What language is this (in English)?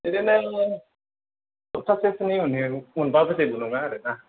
Bodo